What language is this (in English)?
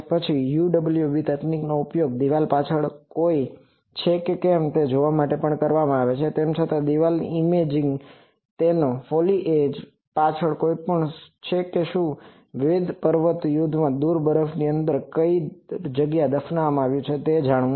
Gujarati